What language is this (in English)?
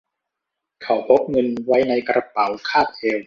Thai